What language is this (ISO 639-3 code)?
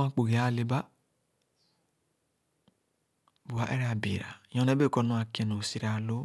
ogo